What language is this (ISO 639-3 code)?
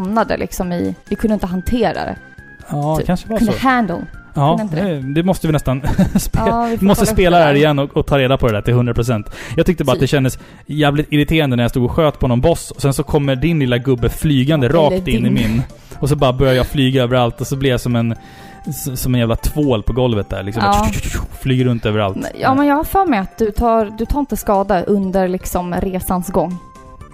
swe